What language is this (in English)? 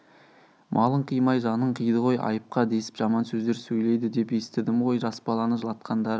Kazakh